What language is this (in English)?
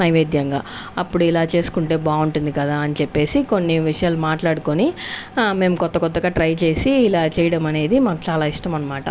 Telugu